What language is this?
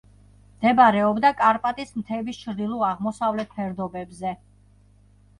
Georgian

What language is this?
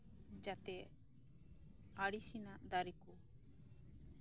Santali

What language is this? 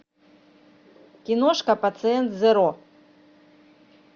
Russian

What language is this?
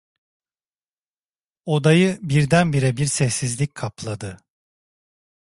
Turkish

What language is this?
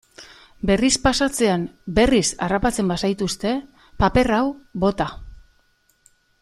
Basque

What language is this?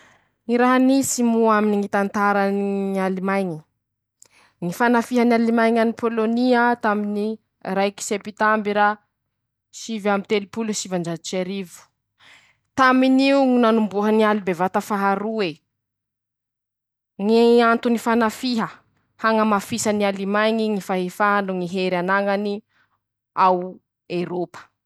Masikoro Malagasy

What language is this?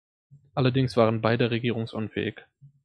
German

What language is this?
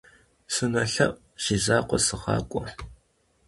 Kabardian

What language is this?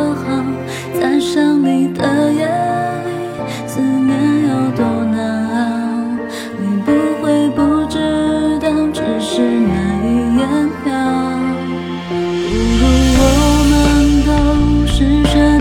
Chinese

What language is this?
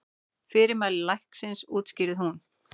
Icelandic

